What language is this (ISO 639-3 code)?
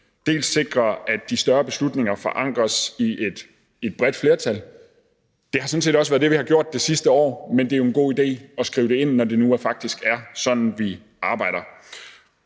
dan